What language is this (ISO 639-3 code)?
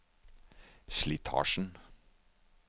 nor